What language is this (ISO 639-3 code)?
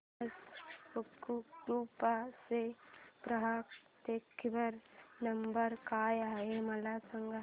mar